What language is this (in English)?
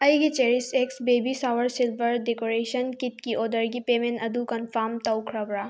Manipuri